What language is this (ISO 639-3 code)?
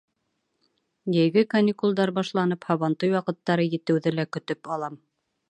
bak